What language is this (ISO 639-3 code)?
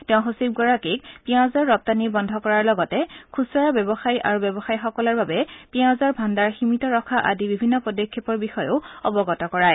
asm